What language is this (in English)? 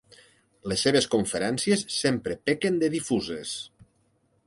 Catalan